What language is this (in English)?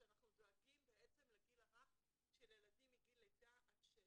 Hebrew